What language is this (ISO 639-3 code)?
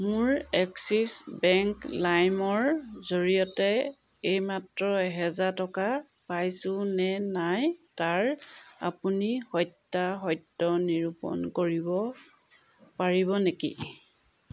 asm